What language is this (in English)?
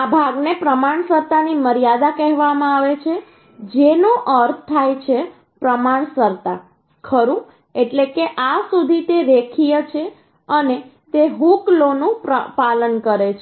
Gujarati